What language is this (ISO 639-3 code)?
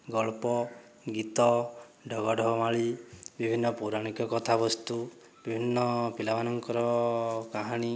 ori